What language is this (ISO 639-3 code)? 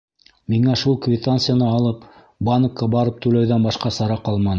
bak